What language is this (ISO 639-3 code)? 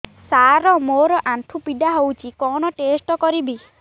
ori